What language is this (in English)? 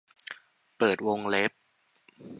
Thai